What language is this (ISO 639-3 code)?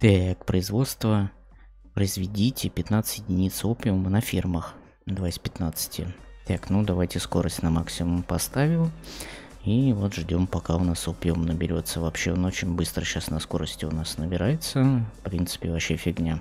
rus